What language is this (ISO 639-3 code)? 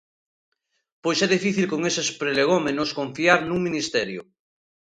glg